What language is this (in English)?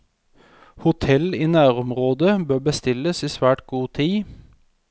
Norwegian